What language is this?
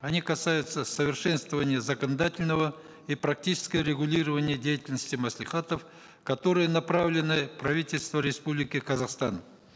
Kazakh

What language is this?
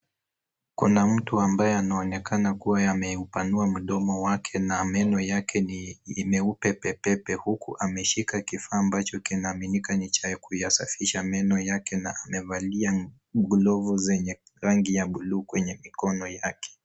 Swahili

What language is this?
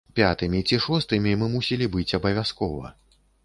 Belarusian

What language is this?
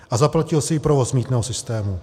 Czech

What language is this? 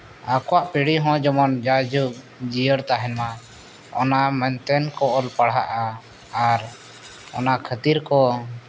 Santali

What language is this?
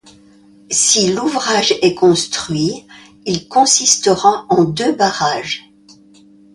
French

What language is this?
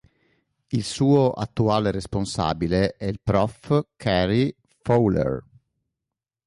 Italian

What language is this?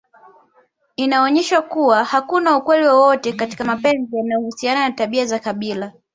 Swahili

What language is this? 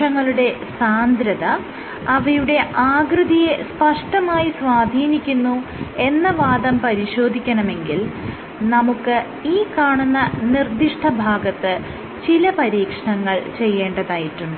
Malayalam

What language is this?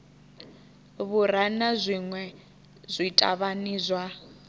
Venda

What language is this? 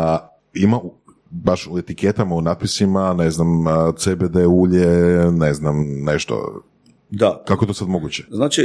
Croatian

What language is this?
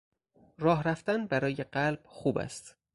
Persian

